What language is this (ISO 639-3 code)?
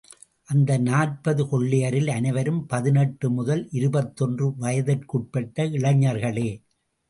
tam